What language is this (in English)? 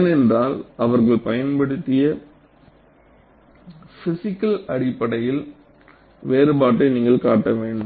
Tamil